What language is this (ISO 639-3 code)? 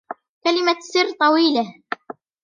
ara